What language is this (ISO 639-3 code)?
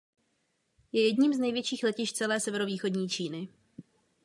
ces